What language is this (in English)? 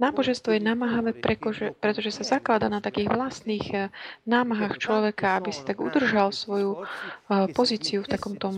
Slovak